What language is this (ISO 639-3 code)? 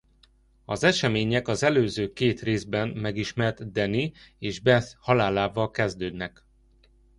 hun